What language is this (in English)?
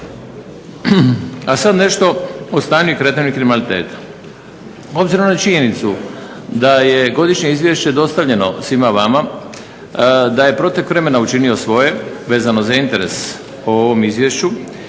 Croatian